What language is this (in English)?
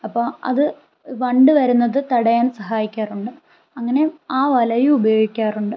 Malayalam